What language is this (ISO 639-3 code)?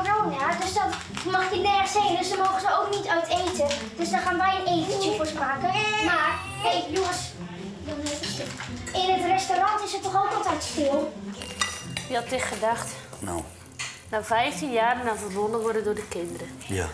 nld